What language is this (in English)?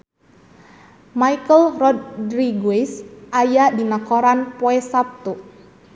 Sundanese